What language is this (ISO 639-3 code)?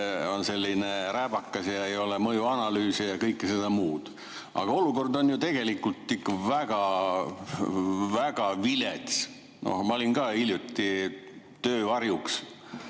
est